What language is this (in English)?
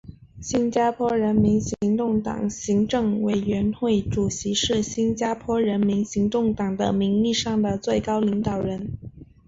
Chinese